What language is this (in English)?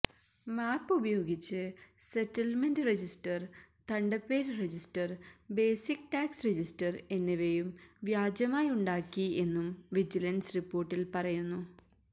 Malayalam